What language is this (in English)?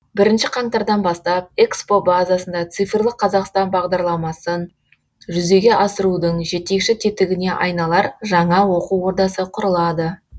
Kazakh